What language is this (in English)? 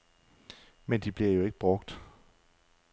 Danish